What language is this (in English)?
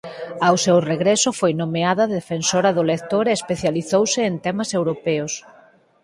Galician